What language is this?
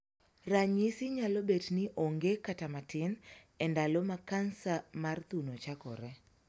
Luo (Kenya and Tanzania)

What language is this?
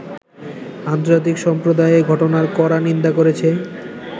Bangla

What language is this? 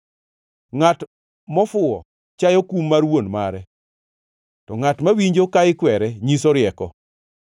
Luo (Kenya and Tanzania)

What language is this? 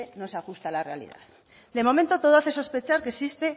Spanish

